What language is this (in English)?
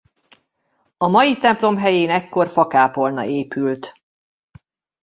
Hungarian